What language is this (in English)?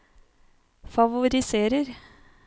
Norwegian